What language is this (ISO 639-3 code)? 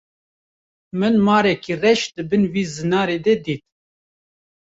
kur